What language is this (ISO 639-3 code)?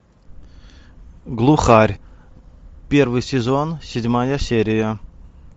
rus